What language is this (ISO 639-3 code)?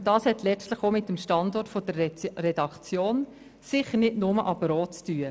gsw